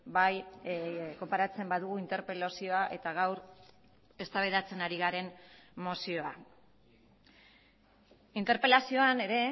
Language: Basque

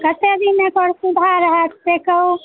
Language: Maithili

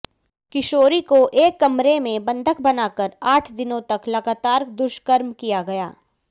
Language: Hindi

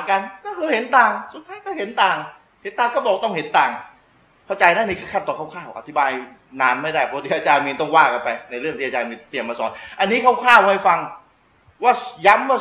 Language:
Thai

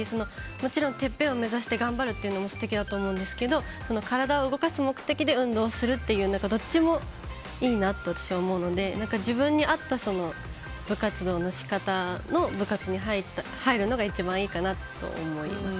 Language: Japanese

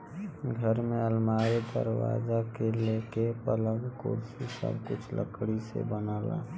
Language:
Bhojpuri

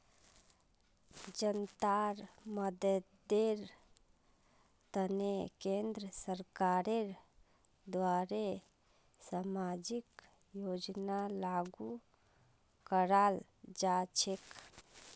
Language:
Magahi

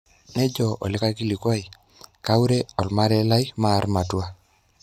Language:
Masai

